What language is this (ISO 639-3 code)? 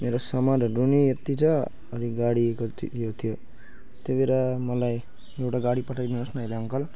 nep